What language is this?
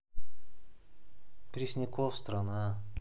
Russian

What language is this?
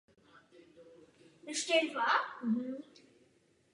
Czech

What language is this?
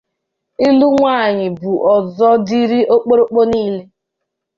Igbo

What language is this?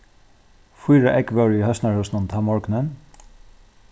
Faroese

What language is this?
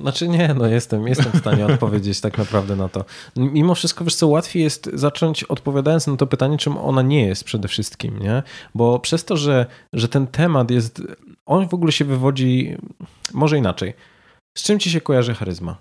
Polish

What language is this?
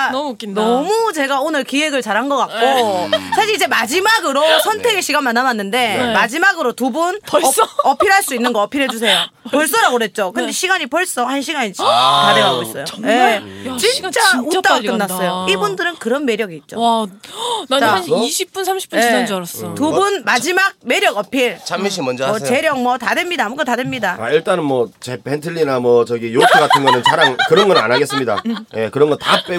Korean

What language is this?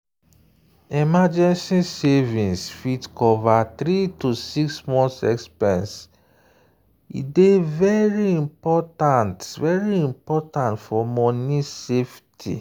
Nigerian Pidgin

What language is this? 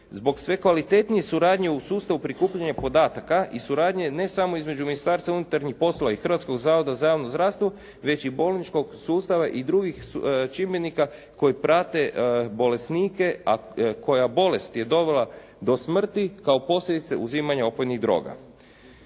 Croatian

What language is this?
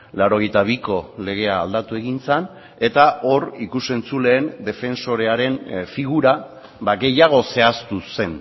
Basque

